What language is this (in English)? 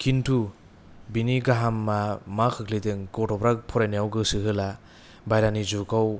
Bodo